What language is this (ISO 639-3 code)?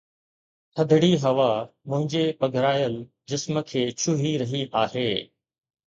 snd